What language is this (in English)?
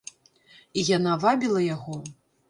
Belarusian